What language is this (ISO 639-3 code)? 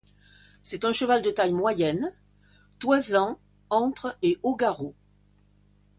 fra